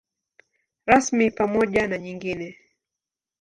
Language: Swahili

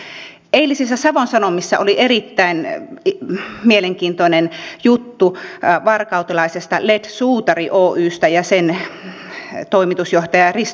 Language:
Finnish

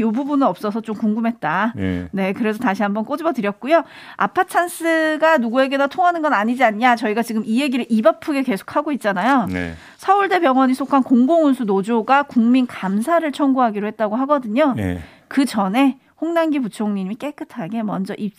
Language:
Korean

